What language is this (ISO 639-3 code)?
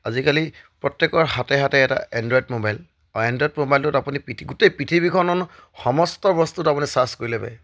asm